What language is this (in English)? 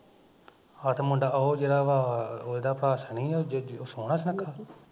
Punjabi